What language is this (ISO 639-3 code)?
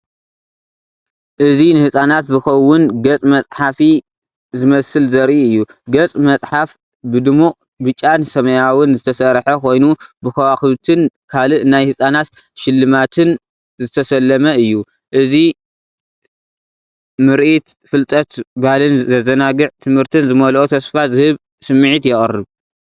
tir